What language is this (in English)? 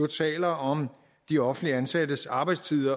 Danish